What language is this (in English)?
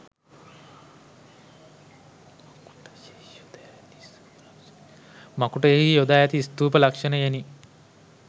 Sinhala